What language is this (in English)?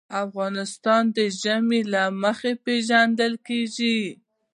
Pashto